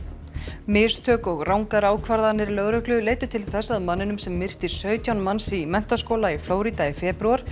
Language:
Icelandic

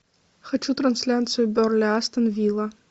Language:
Russian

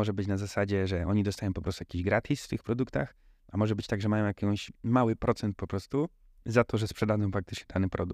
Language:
Polish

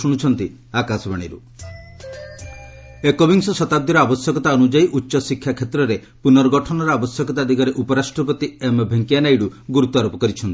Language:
Odia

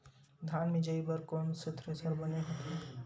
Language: Chhattisgarhi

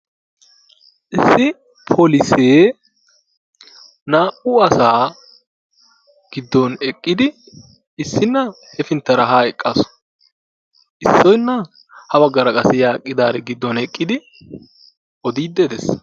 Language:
Wolaytta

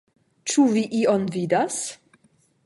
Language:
Esperanto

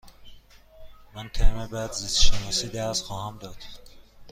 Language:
Persian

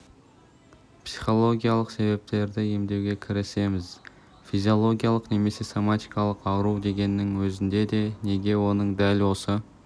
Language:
Kazakh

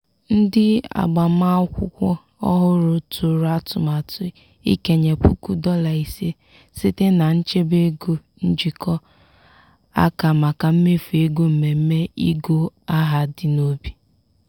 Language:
Igbo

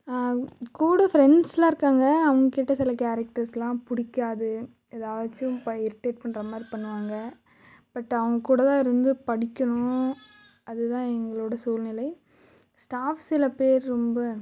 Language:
Tamil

